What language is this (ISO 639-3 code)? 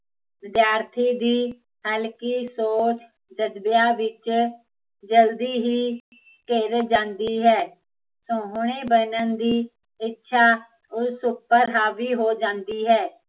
pan